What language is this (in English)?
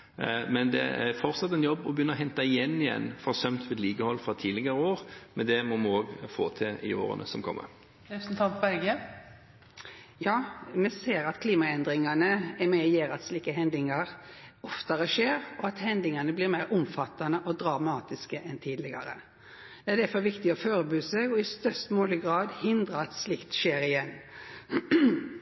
Norwegian